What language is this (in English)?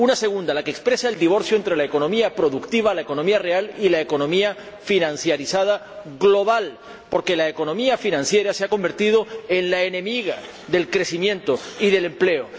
Spanish